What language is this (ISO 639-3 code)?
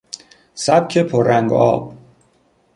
fas